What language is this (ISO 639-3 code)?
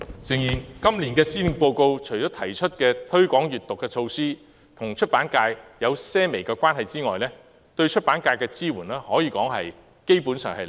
yue